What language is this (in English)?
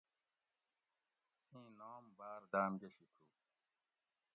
Gawri